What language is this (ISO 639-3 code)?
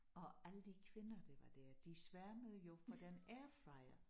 dan